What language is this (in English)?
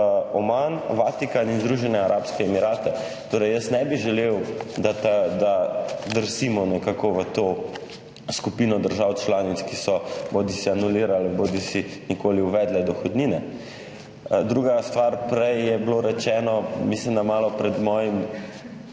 Slovenian